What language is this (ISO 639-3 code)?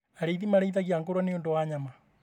kik